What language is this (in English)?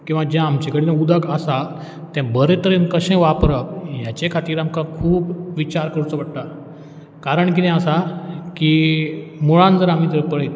Konkani